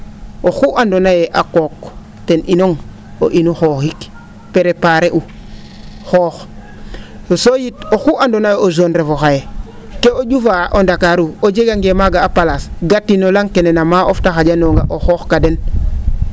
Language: Serer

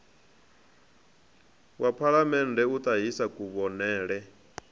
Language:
Venda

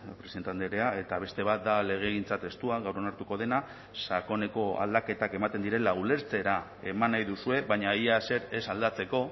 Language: Basque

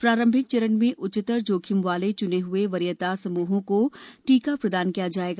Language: Hindi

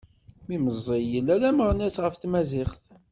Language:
Kabyle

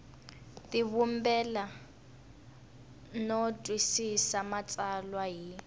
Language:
Tsonga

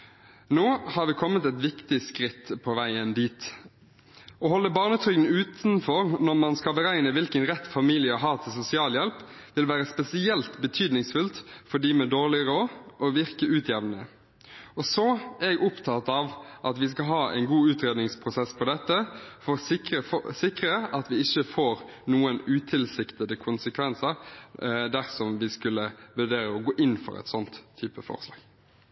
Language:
Norwegian Bokmål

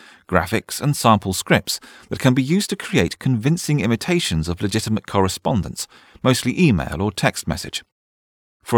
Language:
English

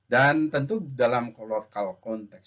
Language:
Indonesian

